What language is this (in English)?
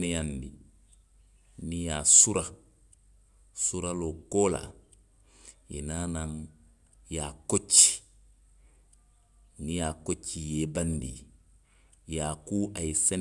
Western Maninkakan